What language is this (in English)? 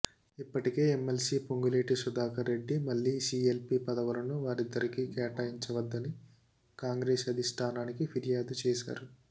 Telugu